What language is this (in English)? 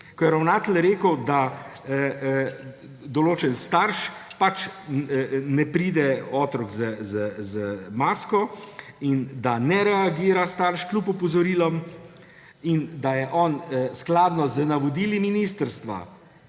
Slovenian